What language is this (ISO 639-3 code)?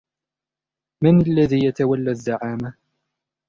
ara